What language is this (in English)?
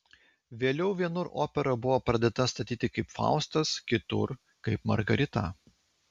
Lithuanian